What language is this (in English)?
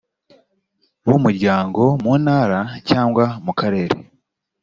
Kinyarwanda